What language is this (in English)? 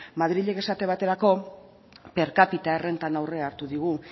Basque